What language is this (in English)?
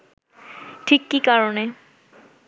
Bangla